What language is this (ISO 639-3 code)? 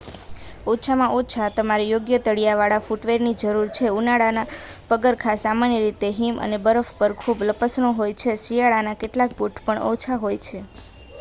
guj